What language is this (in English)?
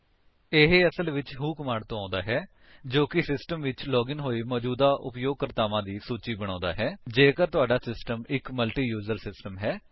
Punjabi